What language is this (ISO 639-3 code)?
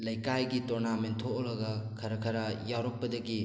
mni